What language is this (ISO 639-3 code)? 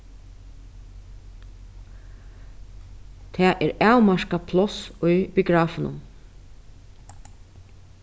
fao